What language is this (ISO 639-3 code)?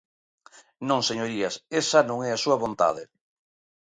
glg